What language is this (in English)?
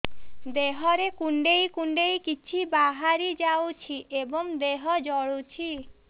Odia